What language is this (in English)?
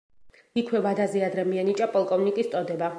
Georgian